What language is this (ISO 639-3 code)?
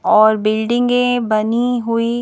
hin